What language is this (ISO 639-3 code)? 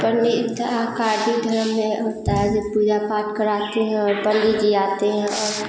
hin